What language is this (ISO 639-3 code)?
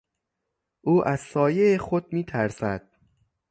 fas